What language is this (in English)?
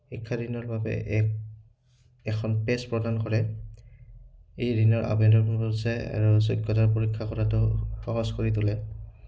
Assamese